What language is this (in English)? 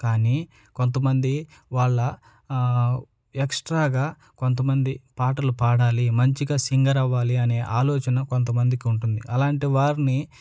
Telugu